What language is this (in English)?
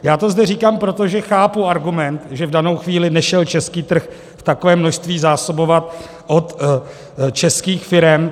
Czech